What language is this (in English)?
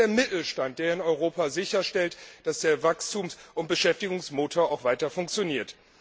German